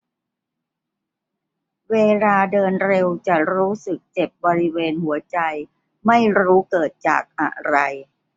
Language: Thai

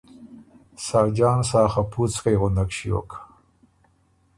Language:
Ormuri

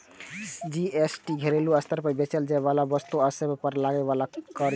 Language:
Maithili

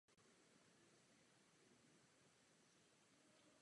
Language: Czech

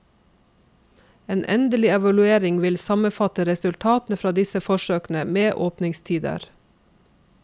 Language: Norwegian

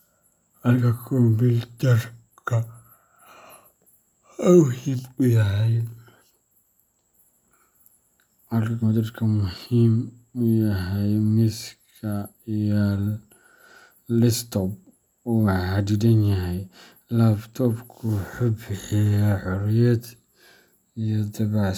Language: Somali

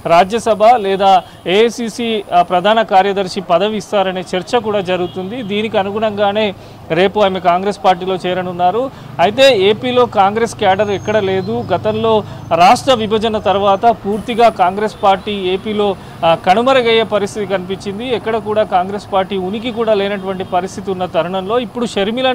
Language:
Telugu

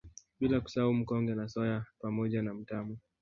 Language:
Swahili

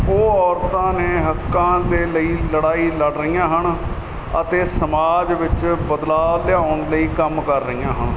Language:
Punjabi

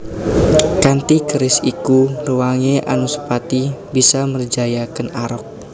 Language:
Javanese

